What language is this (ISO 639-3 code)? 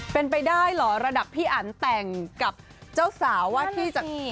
tha